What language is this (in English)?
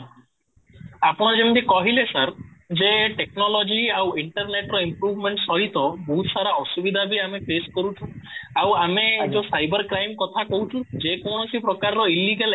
Odia